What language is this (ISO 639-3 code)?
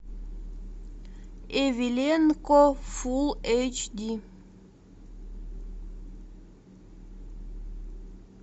rus